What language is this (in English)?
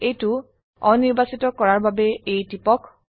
Assamese